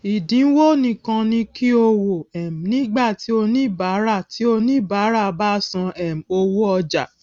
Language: Yoruba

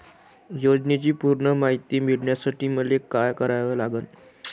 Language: Marathi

